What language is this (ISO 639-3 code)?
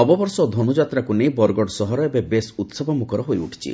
ori